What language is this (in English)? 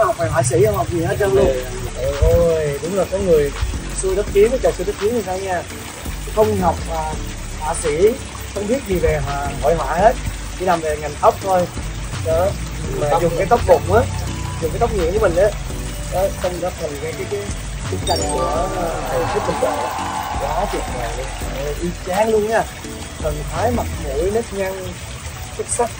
Vietnamese